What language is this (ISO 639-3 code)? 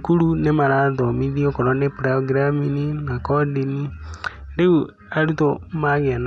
kik